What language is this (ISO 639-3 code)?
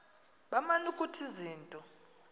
xho